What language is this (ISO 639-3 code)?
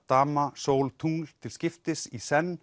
isl